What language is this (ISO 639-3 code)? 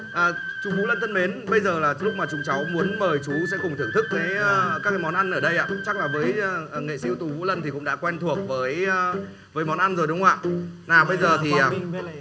vie